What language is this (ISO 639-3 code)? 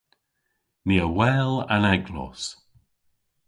cor